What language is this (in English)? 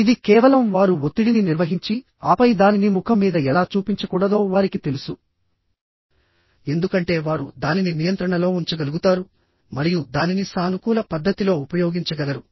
Telugu